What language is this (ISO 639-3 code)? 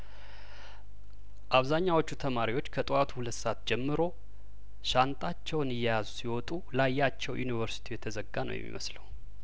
amh